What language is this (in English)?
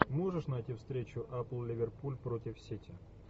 Russian